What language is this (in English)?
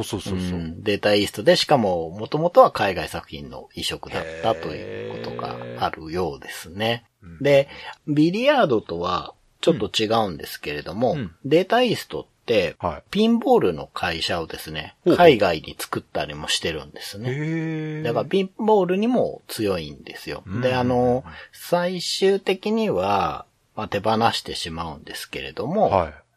Japanese